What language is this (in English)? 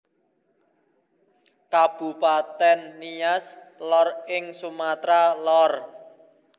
Javanese